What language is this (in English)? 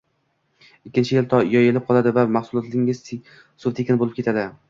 Uzbek